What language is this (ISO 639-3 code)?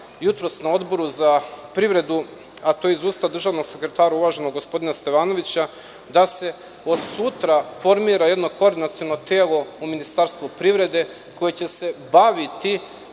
srp